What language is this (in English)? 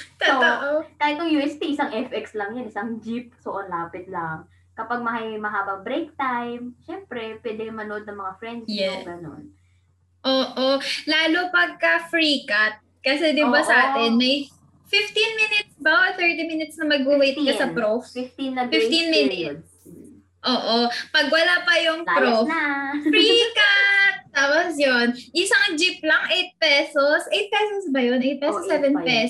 Filipino